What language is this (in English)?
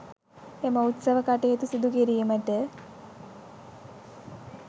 Sinhala